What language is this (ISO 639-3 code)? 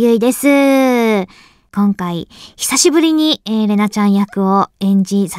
jpn